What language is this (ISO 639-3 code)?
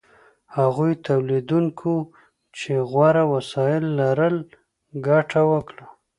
pus